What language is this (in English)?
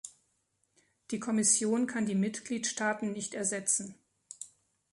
German